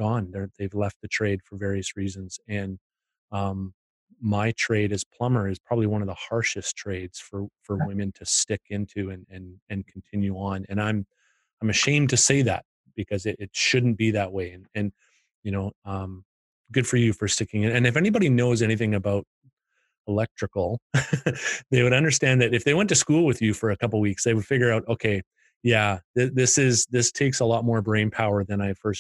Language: English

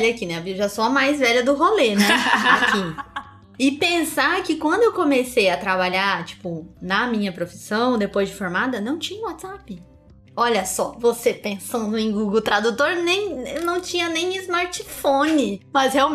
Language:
Portuguese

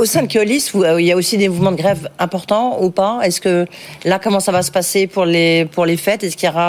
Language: French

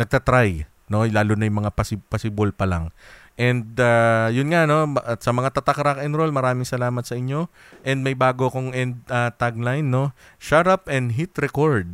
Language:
Filipino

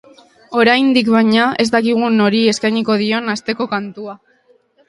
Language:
Basque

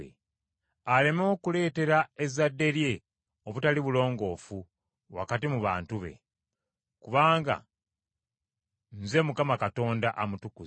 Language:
Ganda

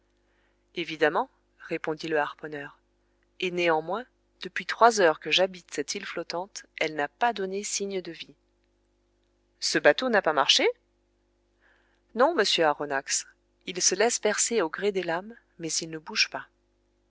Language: French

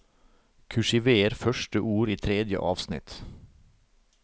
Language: Norwegian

